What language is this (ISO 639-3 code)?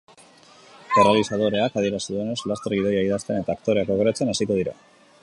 eus